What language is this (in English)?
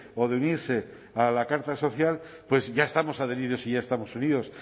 Spanish